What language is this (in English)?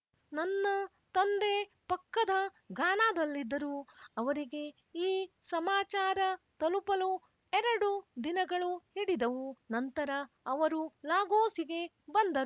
Kannada